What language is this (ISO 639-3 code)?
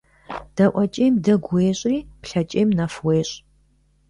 kbd